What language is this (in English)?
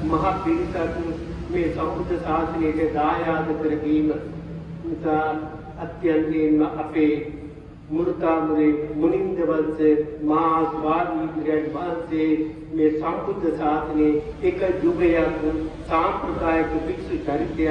Sinhala